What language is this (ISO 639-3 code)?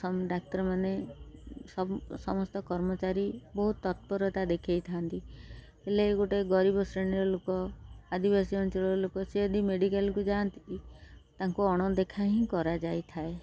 ori